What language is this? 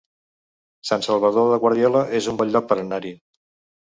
Catalan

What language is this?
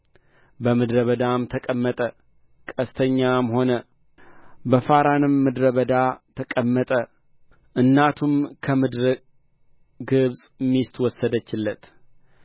Amharic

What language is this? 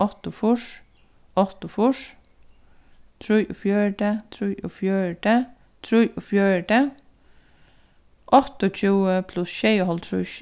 Faroese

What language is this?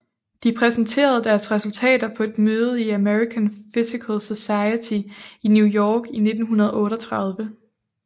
Danish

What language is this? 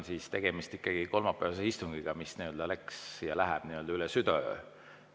Estonian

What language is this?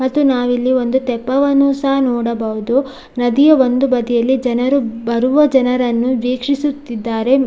Kannada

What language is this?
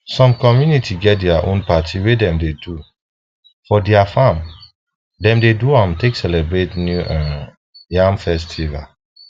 Nigerian Pidgin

